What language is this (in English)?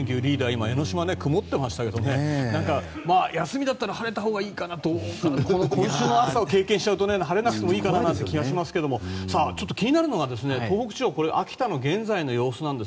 Japanese